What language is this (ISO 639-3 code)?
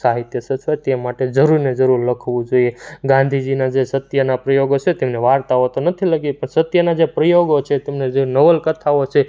guj